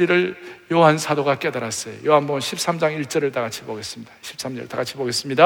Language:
Korean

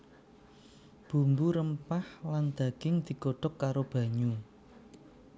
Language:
Javanese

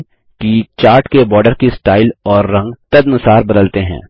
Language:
Hindi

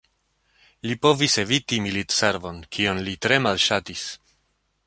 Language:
Esperanto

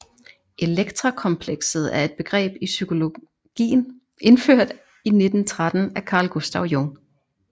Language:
Danish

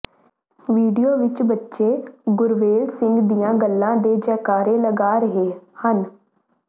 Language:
Punjabi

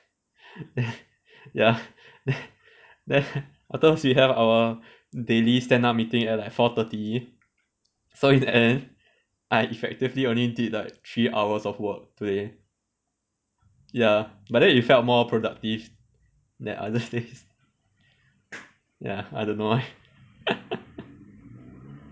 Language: English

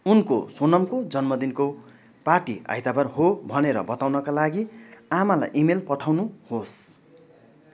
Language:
Nepali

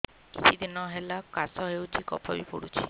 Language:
Odia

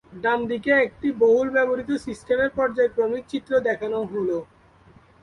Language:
Bangla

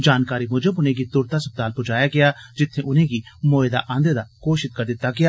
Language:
Dogri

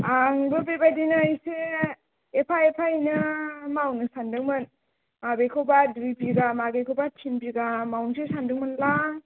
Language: Bodo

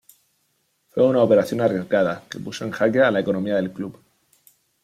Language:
Spanish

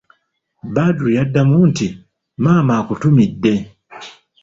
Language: Ganda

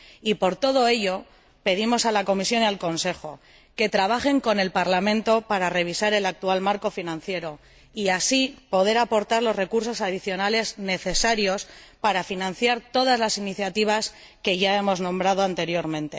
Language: Spanish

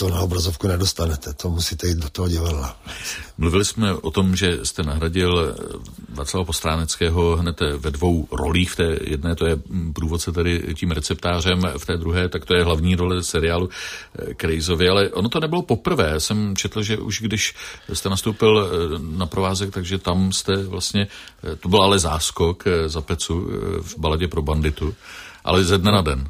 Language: Czech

